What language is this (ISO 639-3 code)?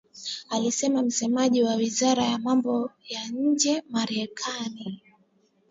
swa